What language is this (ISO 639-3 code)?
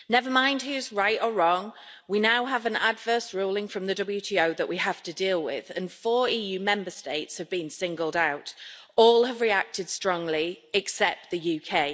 eng